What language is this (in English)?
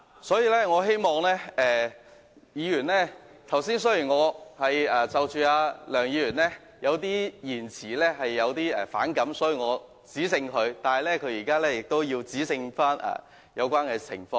Cantonese